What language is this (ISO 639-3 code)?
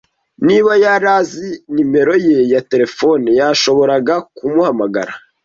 kin